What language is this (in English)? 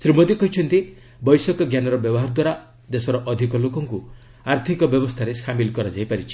Odia